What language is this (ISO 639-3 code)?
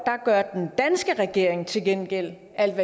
dan